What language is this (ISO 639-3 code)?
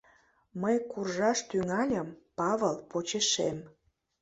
chm